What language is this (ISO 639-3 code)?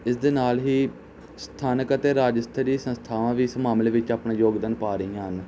pan